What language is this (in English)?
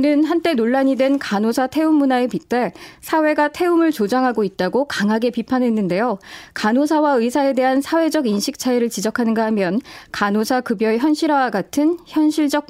Korean